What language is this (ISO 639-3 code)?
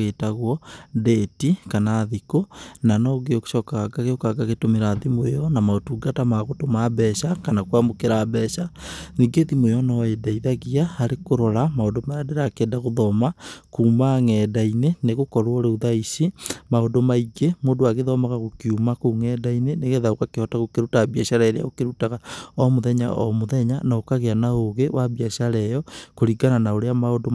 kik